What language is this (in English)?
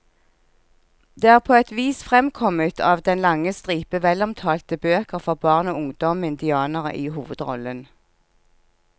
Norwegian